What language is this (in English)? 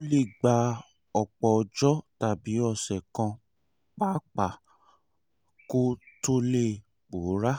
Yoruba